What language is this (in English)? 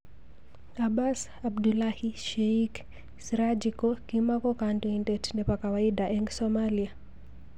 Kalenjin